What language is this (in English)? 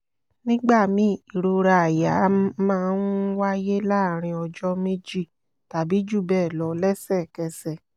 Yoruba